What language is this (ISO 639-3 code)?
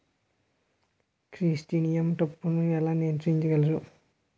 tel